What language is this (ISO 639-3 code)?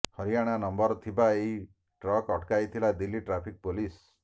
ori